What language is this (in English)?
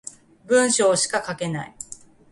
Japanese